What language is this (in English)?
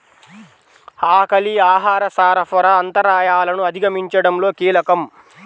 Telugu